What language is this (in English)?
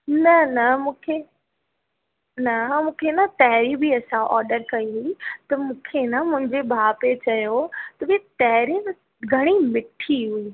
Sindhi